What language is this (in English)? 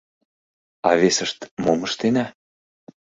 Mari